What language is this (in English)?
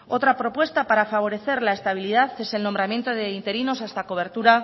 Spanish